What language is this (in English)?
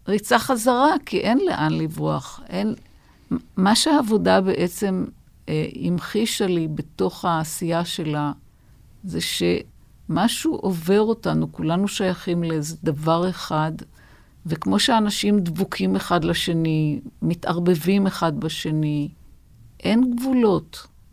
Hebrew